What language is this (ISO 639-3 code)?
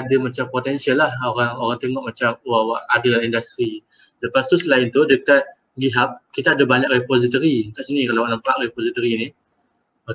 msa